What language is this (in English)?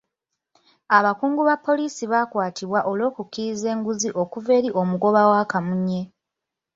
Ganda